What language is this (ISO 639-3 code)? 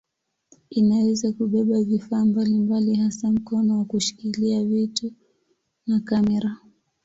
swa